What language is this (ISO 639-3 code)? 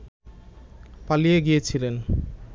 ben